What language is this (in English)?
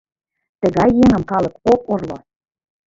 Mari